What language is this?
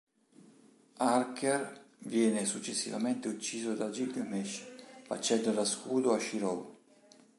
Italian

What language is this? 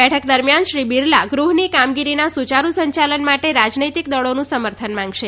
Gujarati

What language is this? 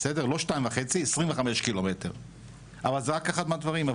Hebrew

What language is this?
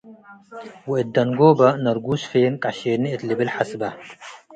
Tigre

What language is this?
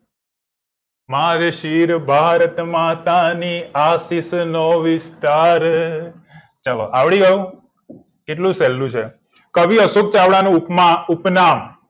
Gujarati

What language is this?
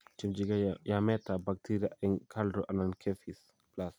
Kalenjin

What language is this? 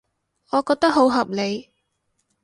Cantonese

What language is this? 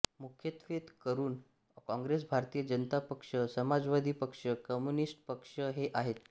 Marathi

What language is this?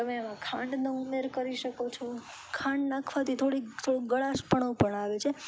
Gujarati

